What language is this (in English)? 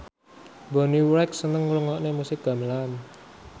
Javanese